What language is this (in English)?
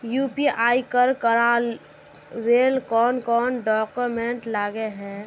Magahi